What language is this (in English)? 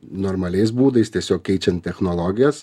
Lithuanian